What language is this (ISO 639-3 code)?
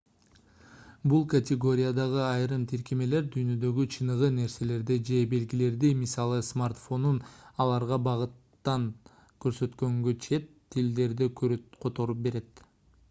kir